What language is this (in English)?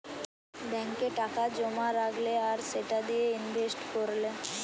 Bangla